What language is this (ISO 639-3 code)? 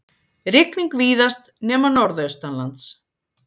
isl